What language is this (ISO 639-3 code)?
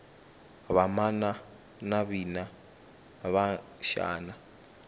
tso